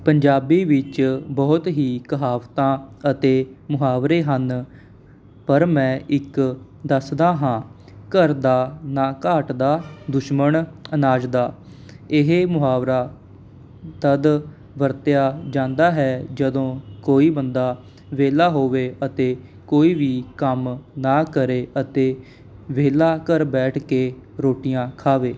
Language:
Punjabi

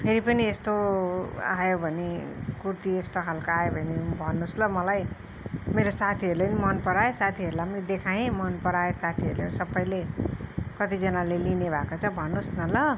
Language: Nepali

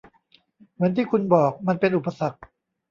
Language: Thai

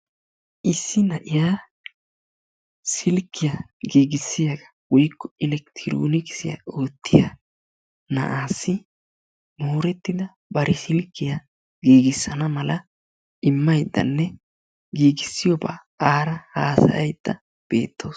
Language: Wolaytta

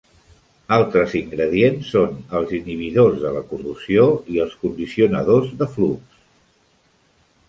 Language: Catalan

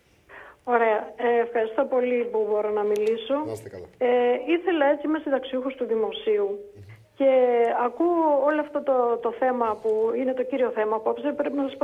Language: Greek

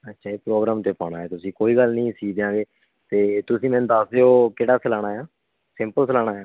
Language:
Punjabi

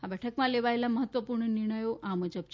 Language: Gujarati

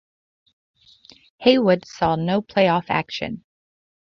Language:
English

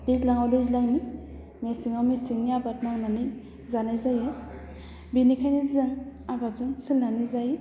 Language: Bodo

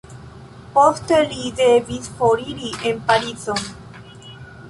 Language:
Esperanto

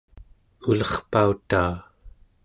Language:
Central Yupik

